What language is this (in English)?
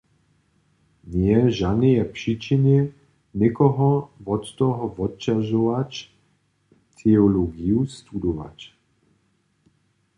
Upper Sorbian